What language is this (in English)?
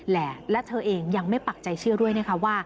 Thai